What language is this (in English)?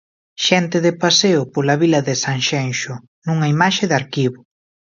Galician